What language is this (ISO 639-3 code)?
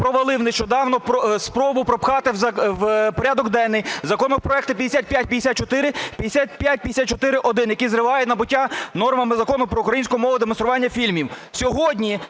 ukr